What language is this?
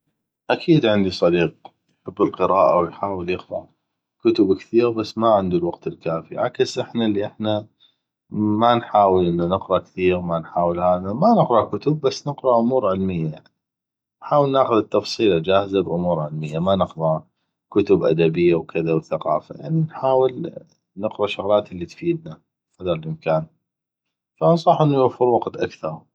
North Mesopotamian Arabic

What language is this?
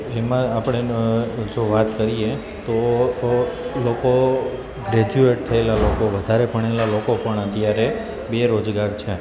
Gujarati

